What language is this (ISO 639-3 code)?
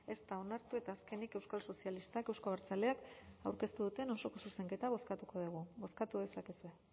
eus